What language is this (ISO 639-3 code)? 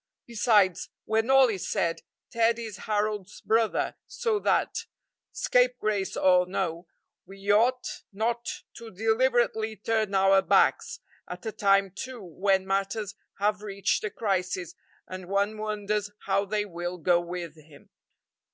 eng